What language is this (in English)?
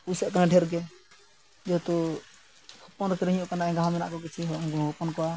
Santali